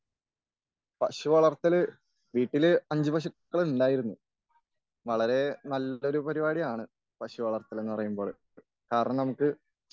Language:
Malayalam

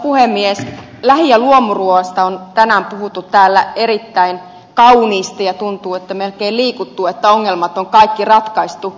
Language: Finnish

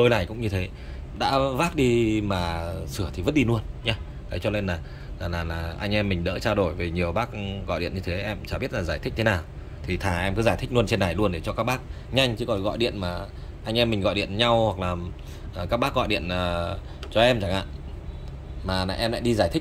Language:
Vietnamese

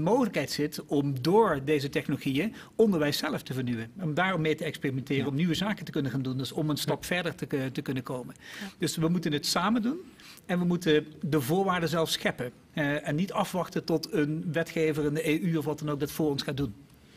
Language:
Dutch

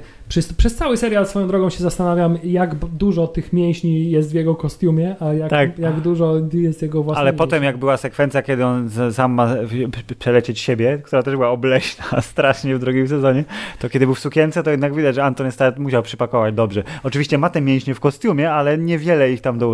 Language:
Polish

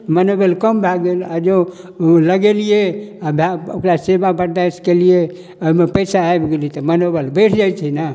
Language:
Maithili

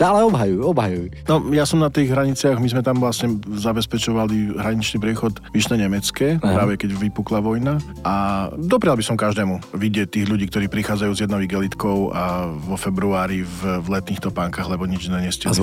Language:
Slovak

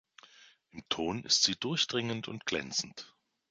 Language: German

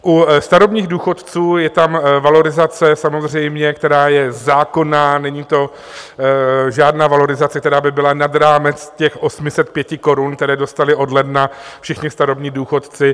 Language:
Czech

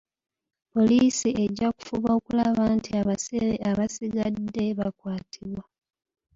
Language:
Ganda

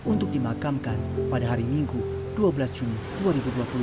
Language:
Indonesian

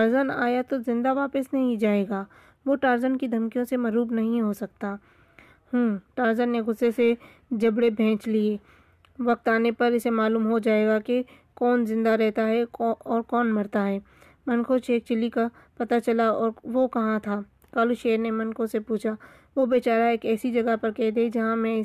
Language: Urdu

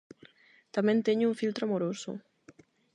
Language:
Galician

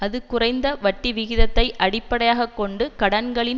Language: Tamil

